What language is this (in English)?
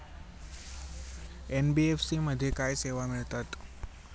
Marathi